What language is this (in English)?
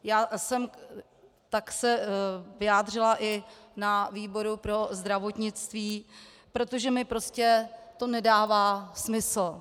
Czech